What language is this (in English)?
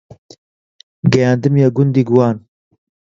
Central Kurdish